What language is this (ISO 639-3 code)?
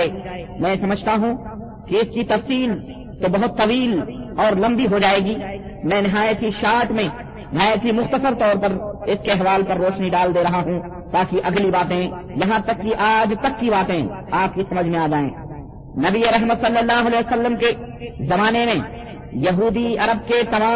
urd